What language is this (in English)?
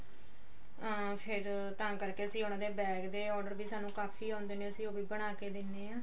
Punjabi